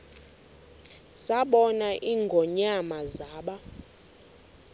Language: Xhosa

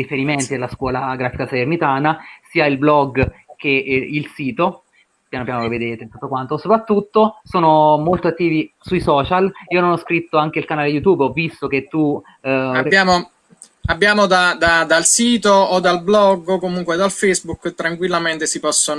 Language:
Italian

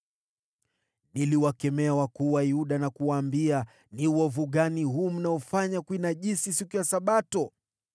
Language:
Swahili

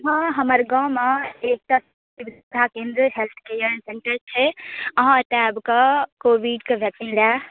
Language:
Maithili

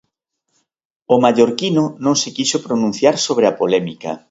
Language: Galician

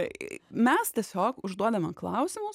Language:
Lithuanian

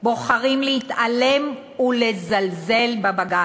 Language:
Hebrew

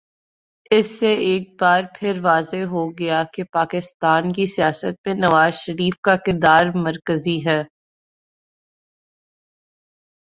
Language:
Urdu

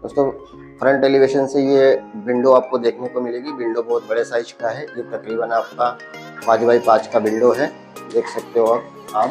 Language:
Hindi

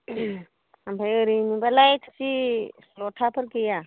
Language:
Bodo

